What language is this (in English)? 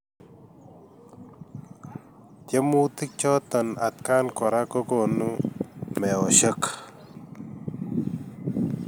Kalenjin